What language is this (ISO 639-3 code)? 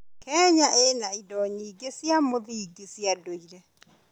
kik